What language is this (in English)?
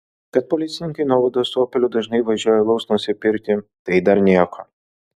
Lithuanian